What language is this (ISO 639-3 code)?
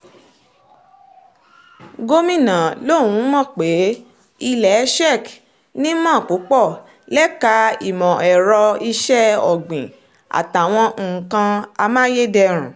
yor